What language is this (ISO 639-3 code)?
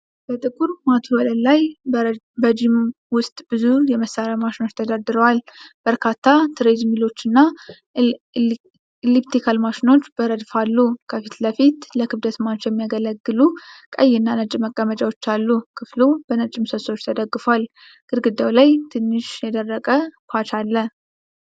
amh